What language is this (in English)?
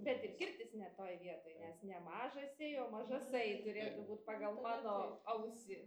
Lithuanian